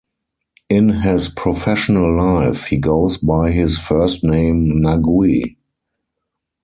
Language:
English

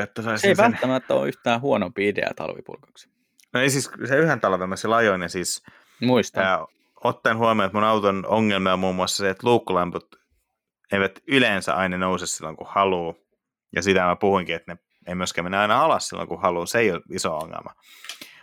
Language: Finnish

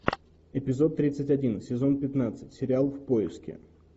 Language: Russian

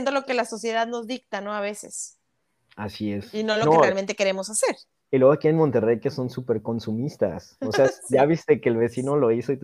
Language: Spanish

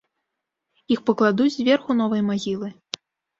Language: Belarusian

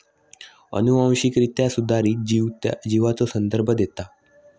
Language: Marathi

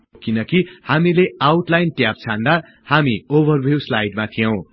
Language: Nepali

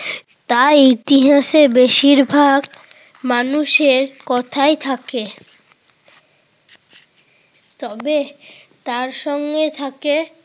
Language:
Bangla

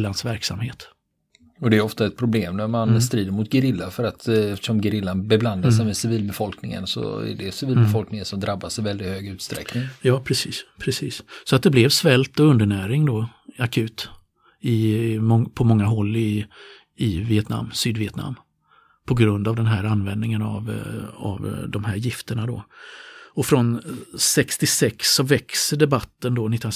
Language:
Swedish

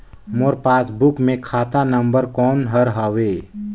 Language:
Chhattisgarhi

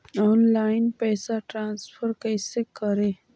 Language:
Magahi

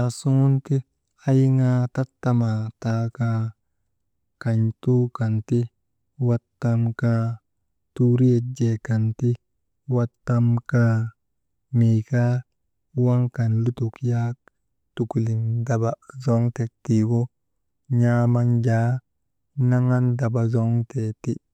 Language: Maba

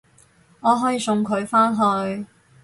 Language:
Cantonese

